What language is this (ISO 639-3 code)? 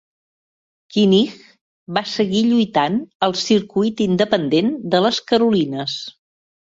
cat